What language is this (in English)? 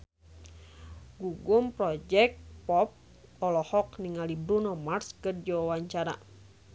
Sundanese